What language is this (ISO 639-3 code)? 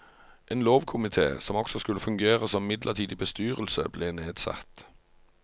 nor